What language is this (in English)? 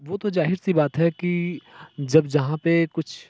Hindi